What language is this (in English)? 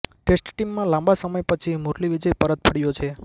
Gujarati